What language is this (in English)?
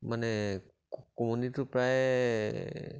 Assamese